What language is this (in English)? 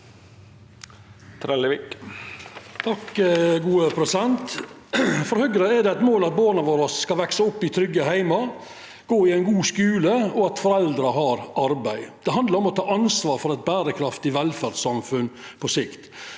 Norwegian